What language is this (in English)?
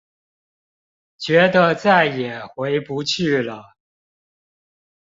Chinese